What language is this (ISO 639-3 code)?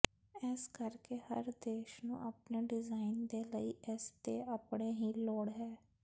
pan